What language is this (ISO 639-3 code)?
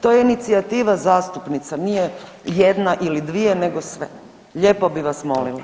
hrv